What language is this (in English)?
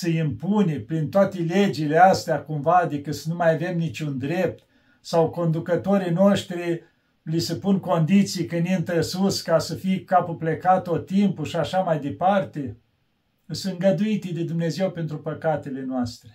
Romanian